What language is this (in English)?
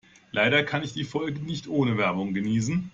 German